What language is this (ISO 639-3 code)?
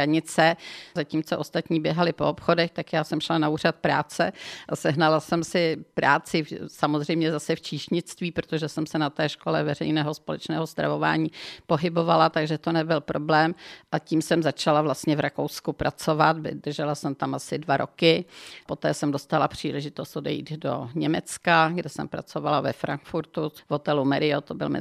ces